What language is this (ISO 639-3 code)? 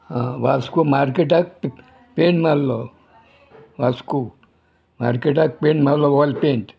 kok